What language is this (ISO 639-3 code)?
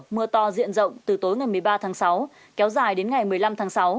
vie